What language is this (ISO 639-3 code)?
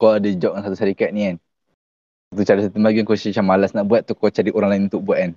msa